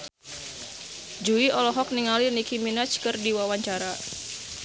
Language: Sundanese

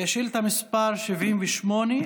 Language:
Hebrew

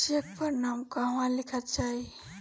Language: Bhojpuri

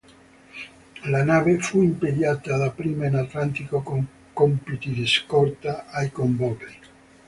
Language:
Italian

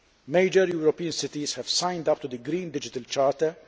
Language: English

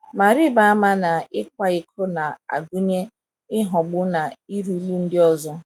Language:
Igbo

